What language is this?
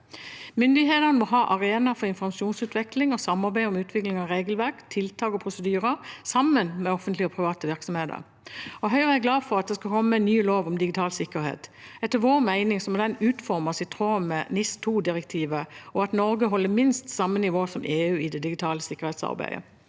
Norwegian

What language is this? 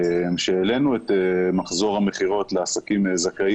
Hebrew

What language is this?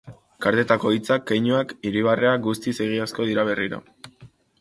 Basque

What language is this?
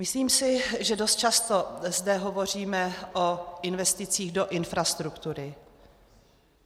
Czech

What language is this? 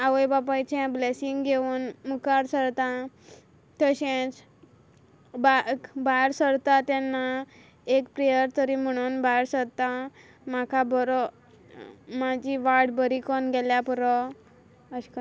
Konkani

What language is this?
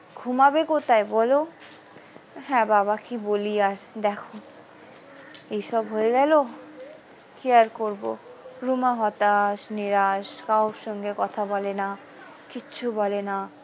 Bangla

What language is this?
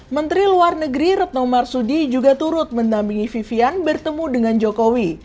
Indonesian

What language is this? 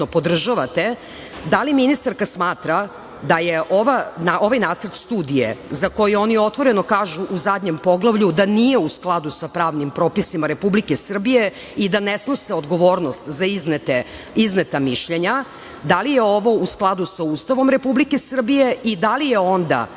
Serbian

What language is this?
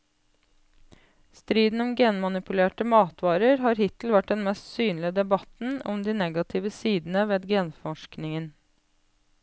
Norwegian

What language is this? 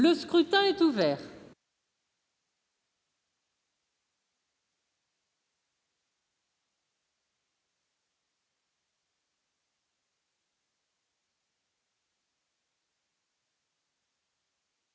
French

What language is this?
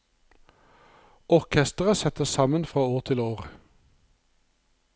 Norwegian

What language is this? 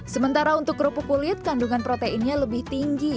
Indonesian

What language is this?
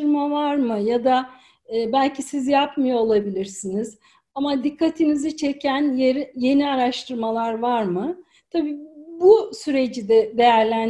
Turkish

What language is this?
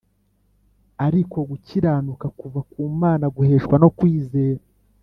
Kinyarwanda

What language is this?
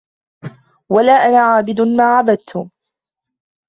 Arabic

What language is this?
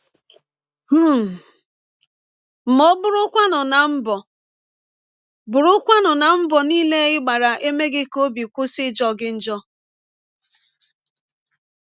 Igbo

